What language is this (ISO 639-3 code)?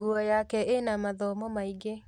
kik